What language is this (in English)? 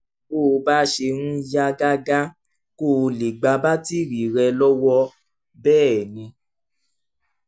Yoruba